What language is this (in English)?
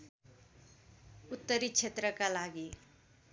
Nepali